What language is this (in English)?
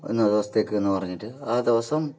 Malayalam